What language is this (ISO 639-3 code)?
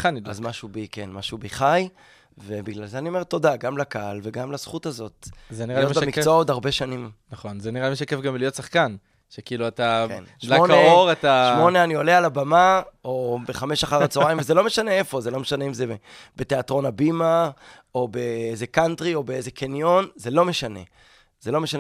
heb